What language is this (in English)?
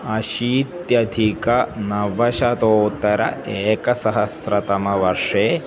Sanskrit